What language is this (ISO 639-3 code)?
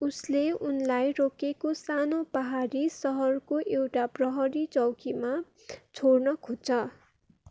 nep